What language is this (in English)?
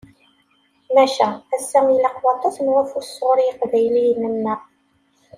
Kabyle